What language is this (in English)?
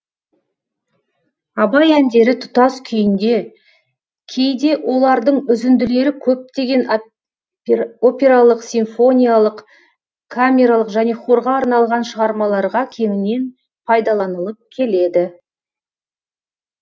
Kazakh